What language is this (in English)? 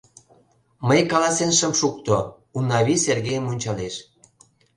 Mari